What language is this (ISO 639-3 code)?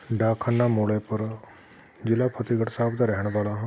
pan